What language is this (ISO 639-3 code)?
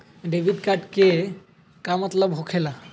mag